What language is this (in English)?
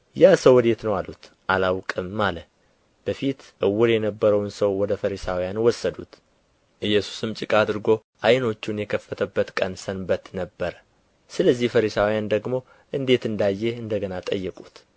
Amharic